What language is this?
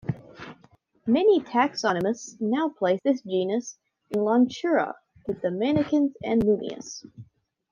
English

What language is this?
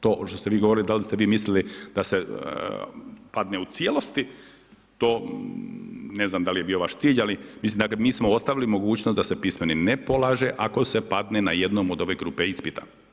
Croatian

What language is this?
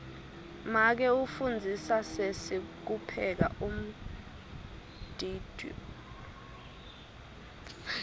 Swati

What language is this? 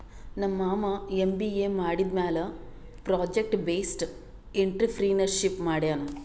Kannada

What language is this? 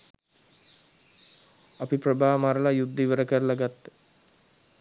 Sinhala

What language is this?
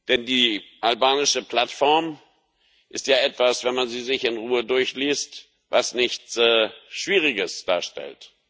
German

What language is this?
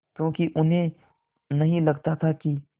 Hindi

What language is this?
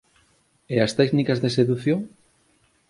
Galician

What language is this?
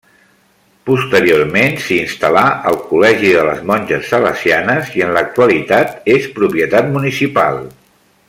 Catalan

